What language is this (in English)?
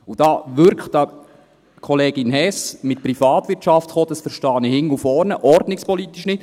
Swiss German